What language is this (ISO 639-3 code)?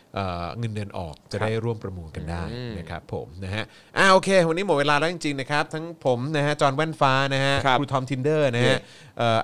tha